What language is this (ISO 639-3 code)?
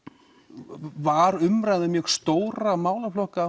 isl